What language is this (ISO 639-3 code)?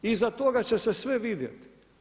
hrv